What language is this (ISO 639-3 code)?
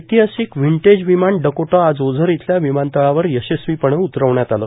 mar